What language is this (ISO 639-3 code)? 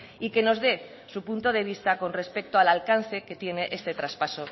spa